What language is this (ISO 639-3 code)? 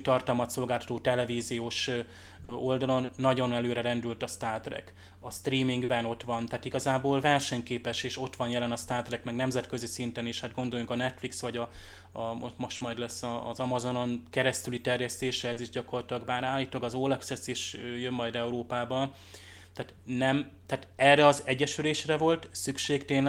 hun